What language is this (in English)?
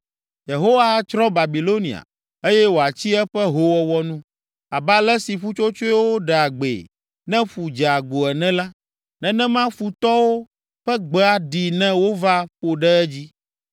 Ewe